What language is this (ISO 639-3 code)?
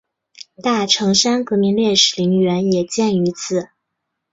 zho